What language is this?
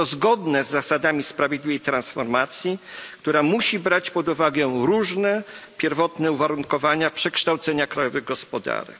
Polish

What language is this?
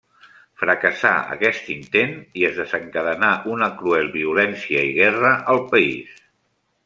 Catalan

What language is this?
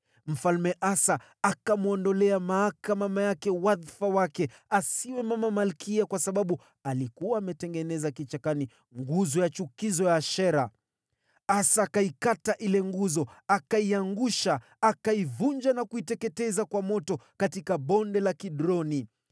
Swahili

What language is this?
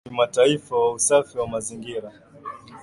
Swahili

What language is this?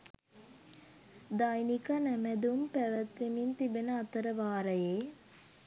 Sinhala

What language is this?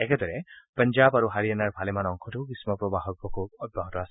Assamese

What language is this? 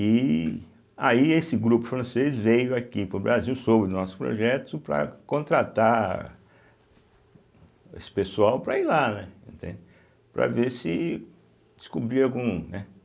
Portuguese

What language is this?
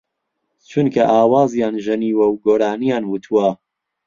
Central Kurdish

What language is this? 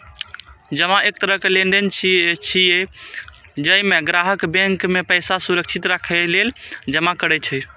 Maithili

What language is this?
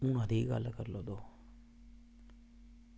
Dogri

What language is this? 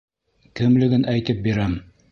Bashkir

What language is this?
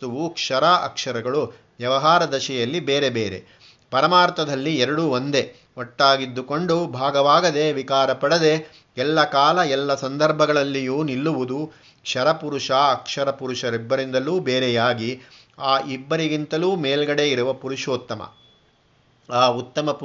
Kannada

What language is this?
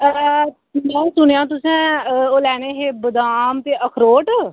Dogri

